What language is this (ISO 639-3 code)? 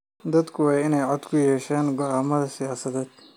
som